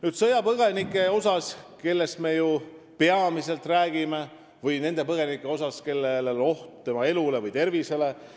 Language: Estonian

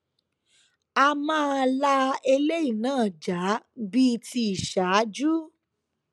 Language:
Yoruba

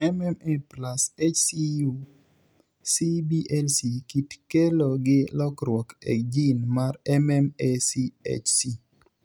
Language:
Luo (Kenya and Tanzania)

